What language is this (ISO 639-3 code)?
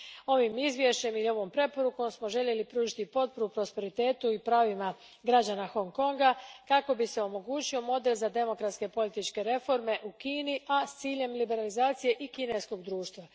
hrv